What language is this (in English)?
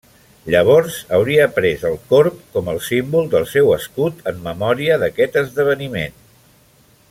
Catalan